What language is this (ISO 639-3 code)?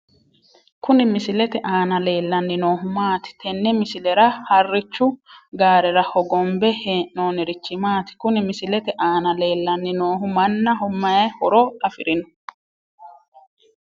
sid